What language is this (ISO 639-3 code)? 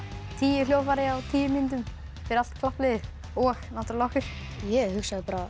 isl